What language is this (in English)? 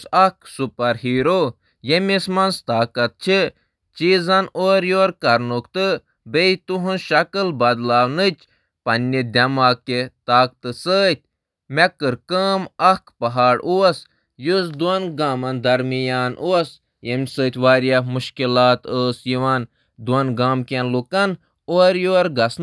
Kashmiri